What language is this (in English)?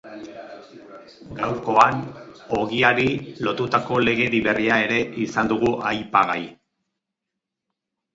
Basque